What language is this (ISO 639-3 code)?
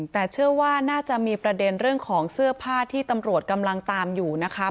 tha